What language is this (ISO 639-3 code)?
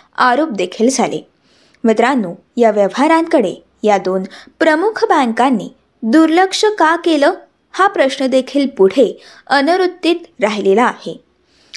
mar